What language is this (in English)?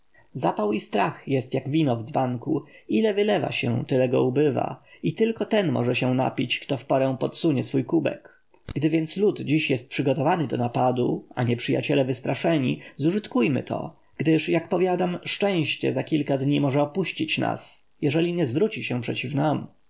Polish